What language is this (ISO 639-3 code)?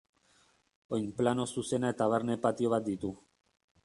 eus